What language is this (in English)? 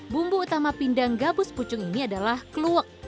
Indonesian